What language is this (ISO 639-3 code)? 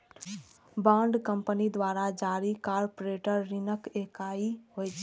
mai